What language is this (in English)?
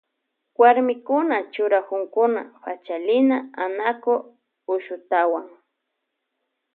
Loja Highland Quichua